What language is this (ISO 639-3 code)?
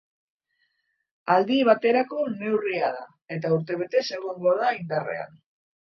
eus